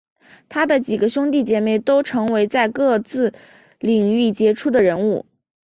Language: Chinese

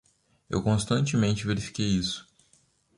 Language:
Portuguese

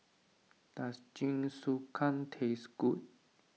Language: English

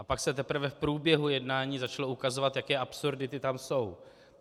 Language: Czech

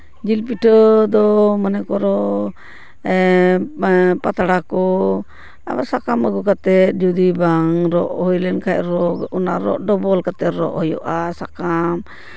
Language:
Santali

